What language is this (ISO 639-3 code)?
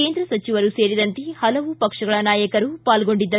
kan